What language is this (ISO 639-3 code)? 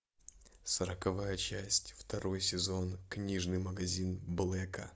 rus